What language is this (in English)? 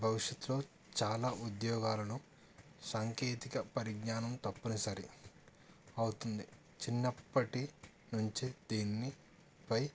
Telugu